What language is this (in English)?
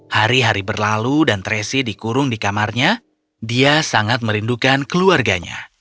Indonesian